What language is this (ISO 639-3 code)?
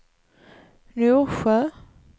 swe